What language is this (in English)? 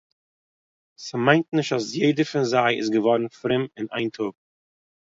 Yiddish